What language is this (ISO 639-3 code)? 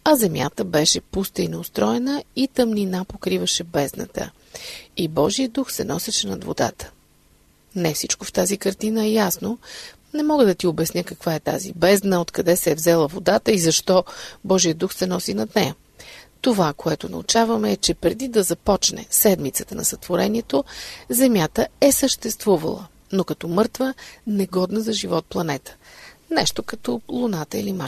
bul